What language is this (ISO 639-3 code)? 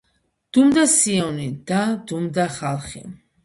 kat